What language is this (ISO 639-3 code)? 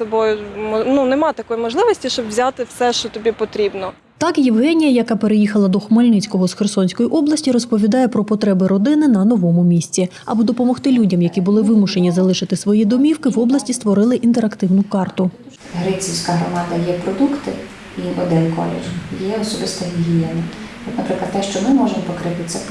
ukr